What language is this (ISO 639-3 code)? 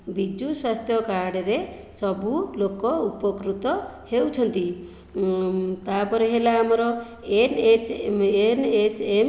ori